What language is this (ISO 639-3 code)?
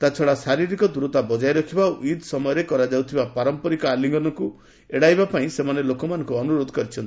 ori